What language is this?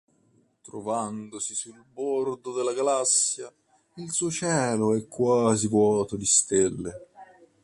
Italian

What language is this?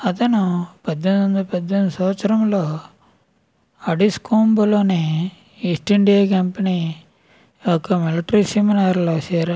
Telugu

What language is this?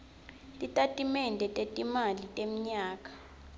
Swati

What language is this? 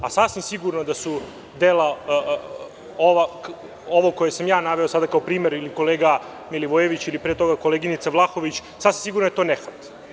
Serbian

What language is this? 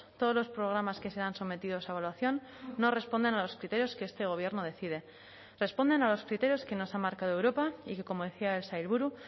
Spanish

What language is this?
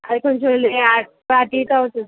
Telugu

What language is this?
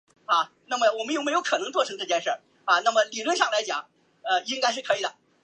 Chinese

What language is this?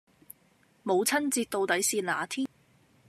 Cantonese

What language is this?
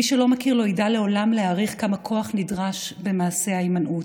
Hebrew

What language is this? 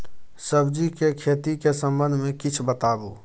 Maithili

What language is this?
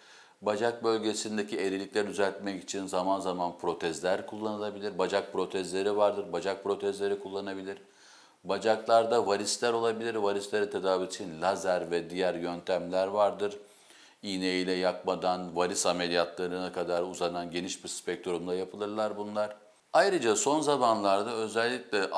Turkish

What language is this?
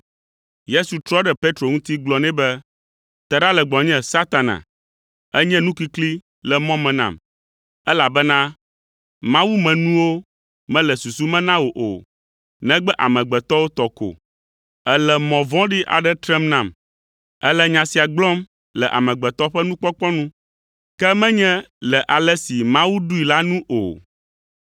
Ewe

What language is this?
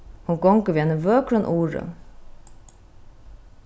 Faroese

